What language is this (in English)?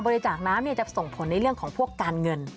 Thai